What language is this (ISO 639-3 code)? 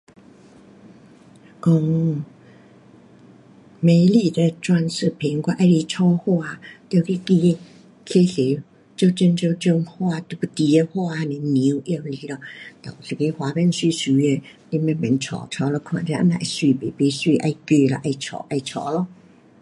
cpx